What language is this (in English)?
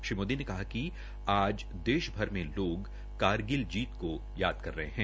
Hindi